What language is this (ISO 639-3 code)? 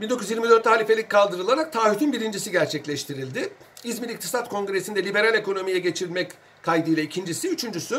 tur